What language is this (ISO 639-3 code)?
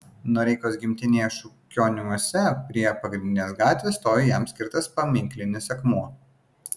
lit